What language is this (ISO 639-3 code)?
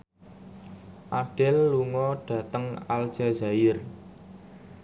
jav